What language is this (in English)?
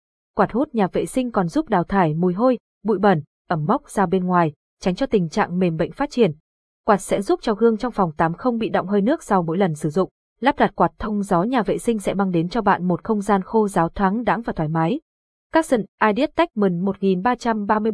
Vietnamese